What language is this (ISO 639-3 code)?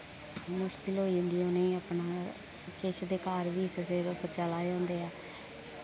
doi